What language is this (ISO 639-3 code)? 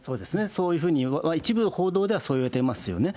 jpn